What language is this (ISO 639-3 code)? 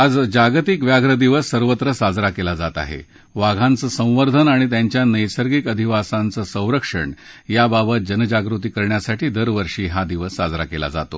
mar